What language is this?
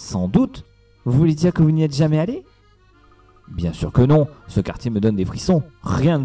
French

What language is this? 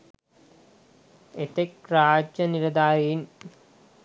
Sinhala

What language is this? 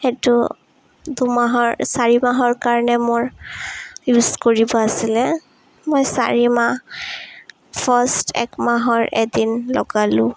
Assamese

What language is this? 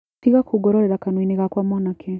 Kikuyu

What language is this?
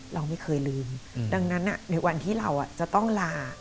Thai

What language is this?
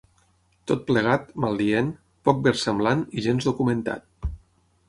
Catalan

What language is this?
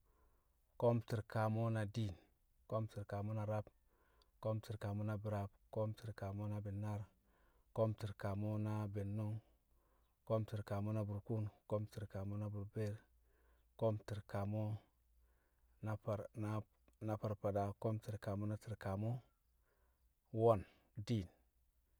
Kamo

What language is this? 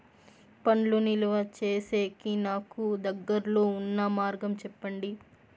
Telugu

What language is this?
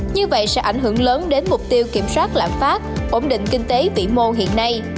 Vietnamese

